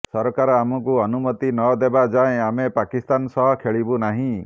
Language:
Odia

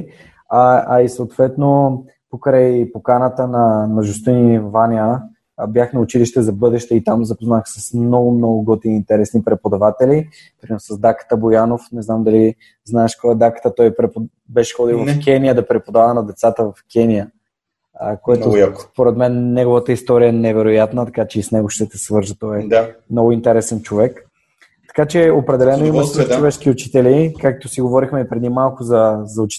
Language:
Bulgarian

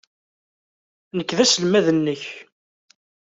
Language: Kabyle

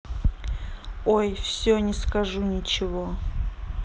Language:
Russian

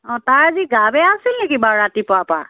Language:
Assamese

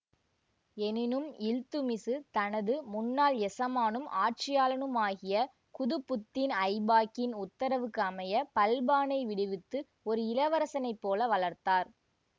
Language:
Tamil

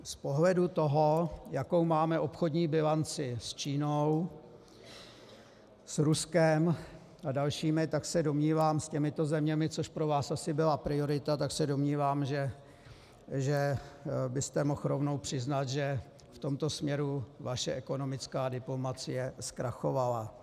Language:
Czech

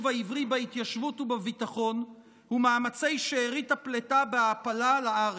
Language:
Hebrew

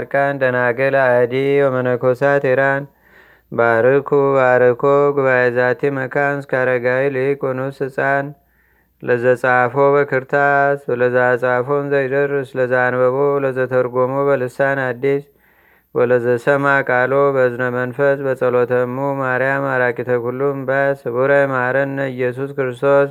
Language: Amharic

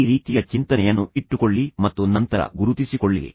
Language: Kannada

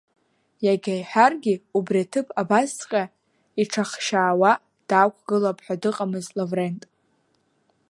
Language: Abkhazian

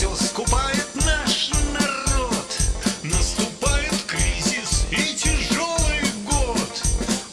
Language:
Russian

